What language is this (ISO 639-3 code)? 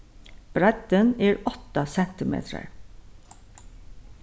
fao